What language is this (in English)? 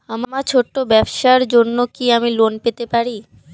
Bangla